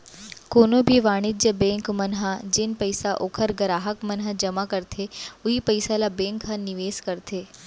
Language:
Chhattisgarhi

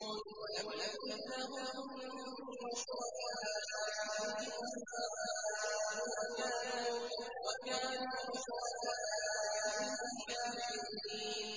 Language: Arabic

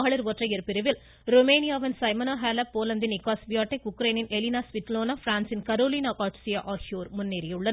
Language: Tamil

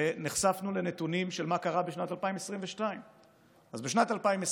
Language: Hebrew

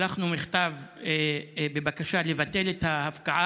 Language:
Hebrew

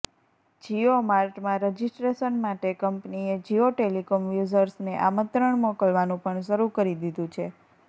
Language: Gujarati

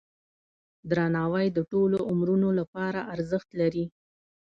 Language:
Pashto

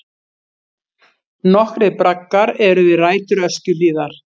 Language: Icelandic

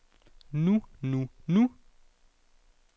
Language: Danish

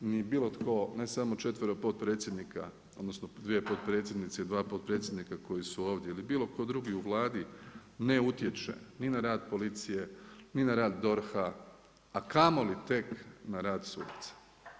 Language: Croatian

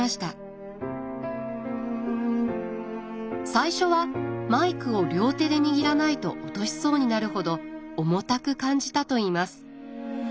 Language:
Japanese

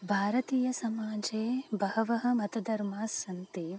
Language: Sanskrit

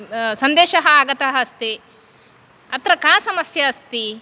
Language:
Sanskrit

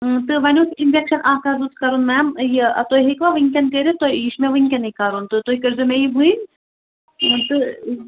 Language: Kashmiri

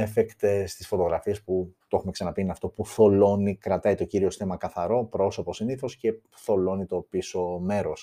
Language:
Greek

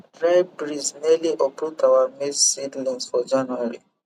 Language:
Nigerian Pidgin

